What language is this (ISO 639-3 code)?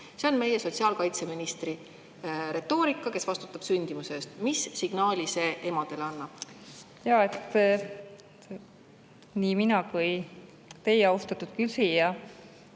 est